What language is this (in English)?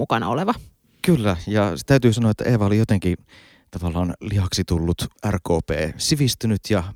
Finnish